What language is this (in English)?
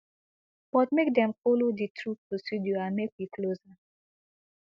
Nigerian Pidgin